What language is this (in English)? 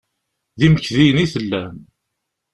Kabyle